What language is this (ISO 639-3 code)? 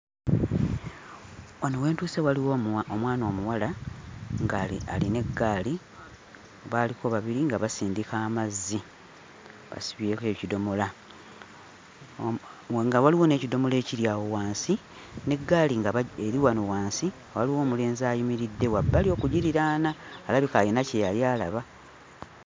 lug